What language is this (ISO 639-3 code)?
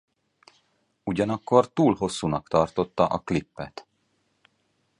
hun